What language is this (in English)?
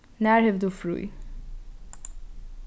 Faroese